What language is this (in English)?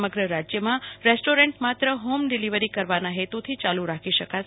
Gujarati